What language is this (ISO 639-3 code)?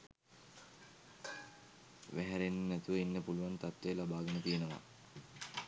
sin